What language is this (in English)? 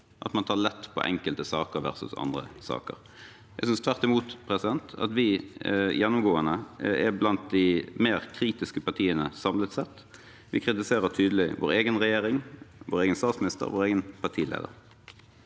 Norwegian